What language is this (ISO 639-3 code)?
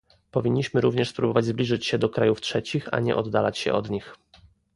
pol